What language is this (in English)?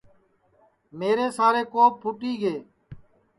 Sansi